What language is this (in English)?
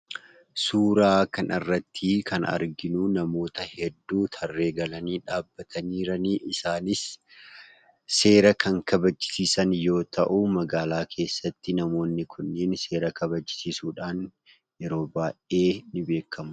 Oromo